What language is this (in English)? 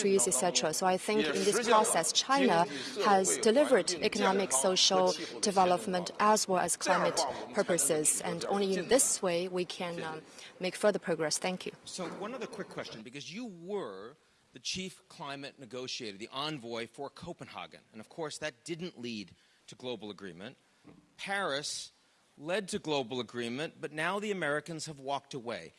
English